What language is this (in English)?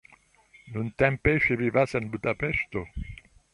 Esperanto